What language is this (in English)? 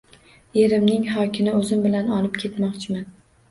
Uzbek